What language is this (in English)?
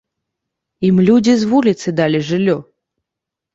Belarusian